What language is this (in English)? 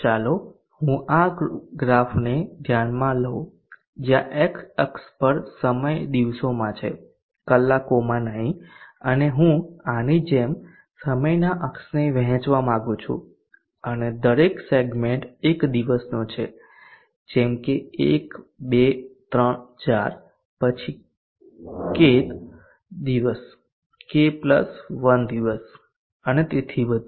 Gujarati